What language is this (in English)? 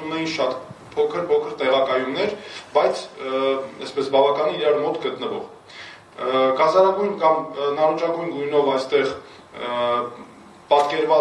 Romanian